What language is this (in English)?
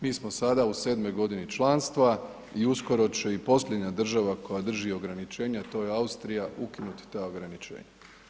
Croatian